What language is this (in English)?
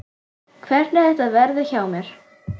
Icelandic